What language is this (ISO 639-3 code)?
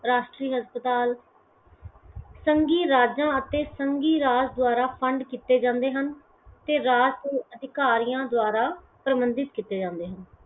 pan